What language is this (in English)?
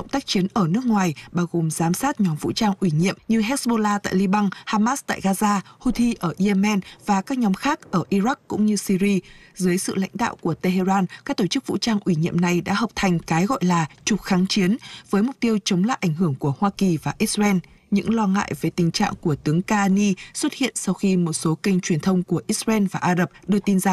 Vietnamese